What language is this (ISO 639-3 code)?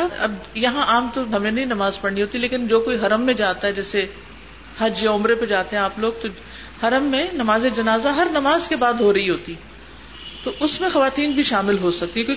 urd